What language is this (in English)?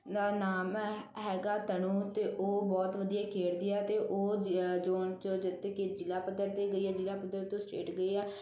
Punjabi